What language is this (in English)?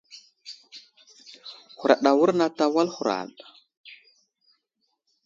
Wuzlam